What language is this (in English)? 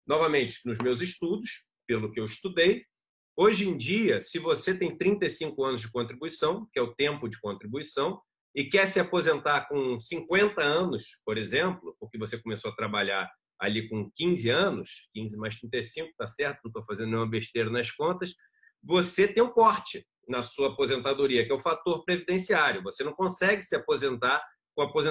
Portuguese